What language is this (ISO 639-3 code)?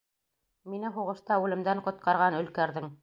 bak